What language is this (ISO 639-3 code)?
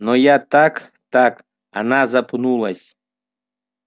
rus